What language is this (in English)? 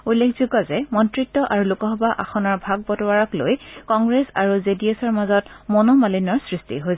Assamese